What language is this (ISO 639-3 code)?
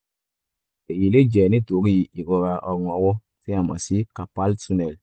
yor